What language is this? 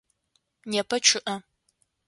Adyghe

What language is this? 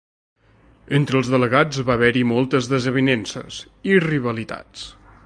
Catalan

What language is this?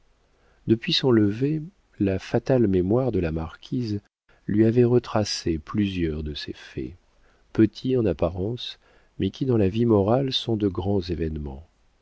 French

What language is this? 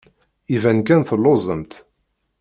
Kabyle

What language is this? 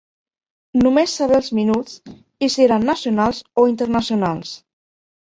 Catalan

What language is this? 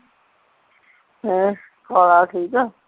Punjabi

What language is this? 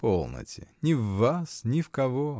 Russian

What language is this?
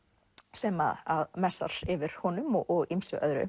Icelandic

